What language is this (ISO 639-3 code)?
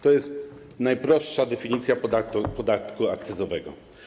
pol